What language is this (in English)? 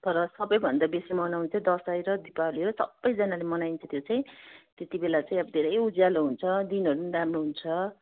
Nepali